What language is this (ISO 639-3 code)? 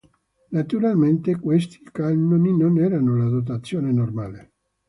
ita